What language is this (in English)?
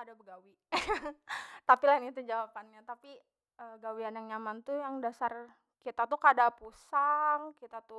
Banjar